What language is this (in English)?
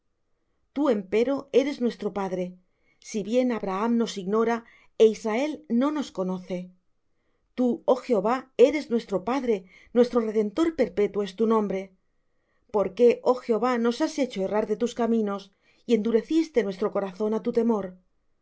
Spanish